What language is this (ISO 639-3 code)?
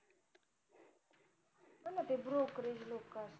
mar